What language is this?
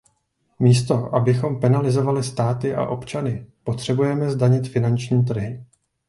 Czech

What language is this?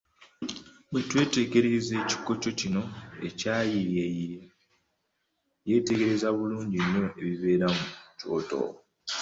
Ganda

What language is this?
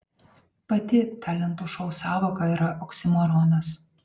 Lithuanian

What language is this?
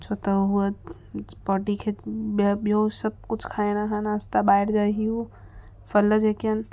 Sindhi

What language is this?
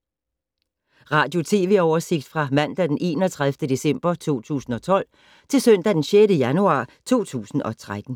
Danish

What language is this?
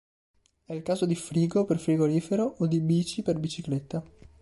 Italian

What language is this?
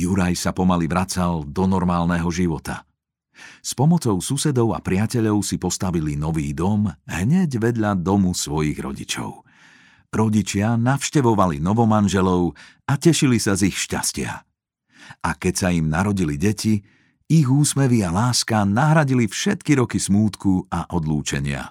Slovak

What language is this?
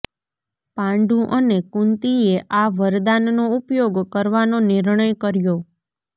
Gujarati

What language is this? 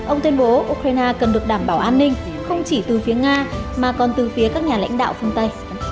Vietnamese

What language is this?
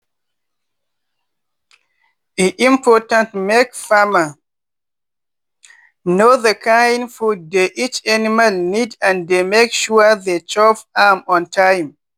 Nigerian Pidgin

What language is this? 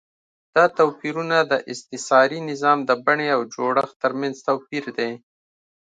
Pashto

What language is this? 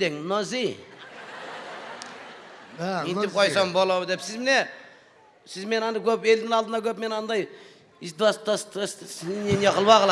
Turkish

